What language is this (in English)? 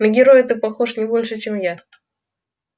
Russian